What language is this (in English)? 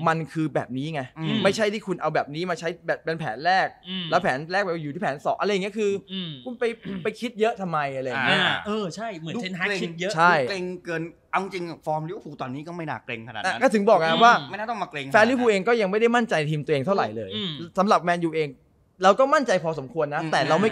Thai